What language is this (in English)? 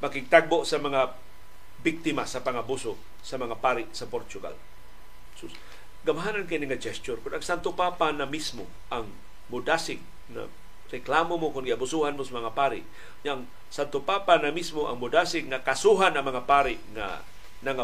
Filipino